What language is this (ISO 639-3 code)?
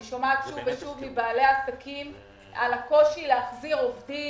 heb